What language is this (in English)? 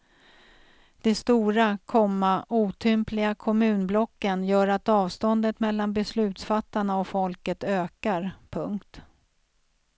Swedish